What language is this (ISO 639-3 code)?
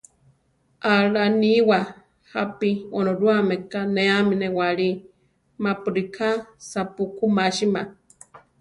tar